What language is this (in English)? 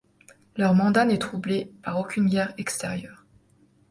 French